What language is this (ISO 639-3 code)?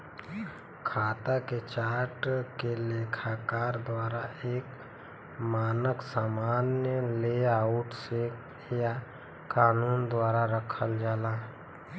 bho